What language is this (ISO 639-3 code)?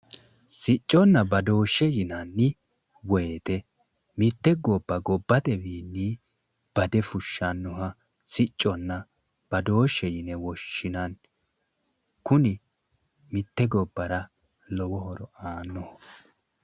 sid